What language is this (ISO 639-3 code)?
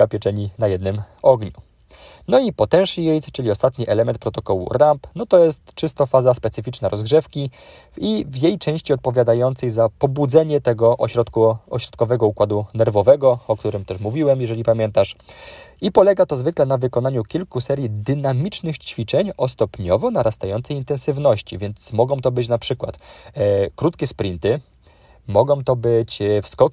pol